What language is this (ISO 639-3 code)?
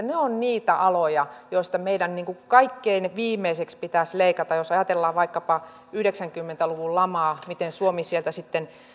fin